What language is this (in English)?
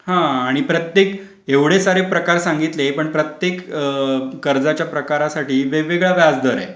Marathi